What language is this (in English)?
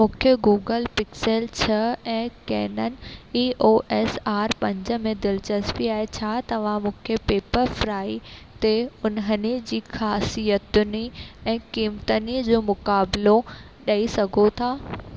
Sindhi